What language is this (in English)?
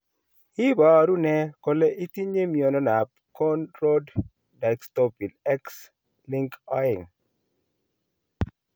Kalenjin